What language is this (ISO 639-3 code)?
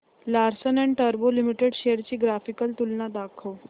mar